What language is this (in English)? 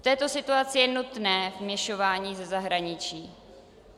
Czech